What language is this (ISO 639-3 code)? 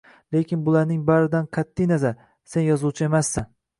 uzb